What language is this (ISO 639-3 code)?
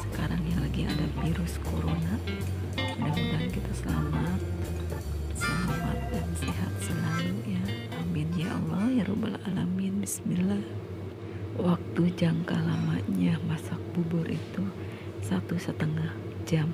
ind